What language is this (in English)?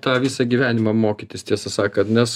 Lithuanian